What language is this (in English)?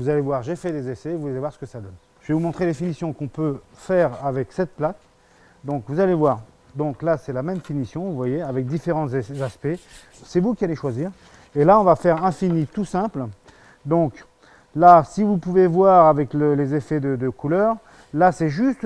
French